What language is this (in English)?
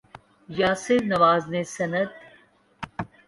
Urdu